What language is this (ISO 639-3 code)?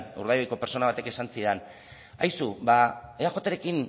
eus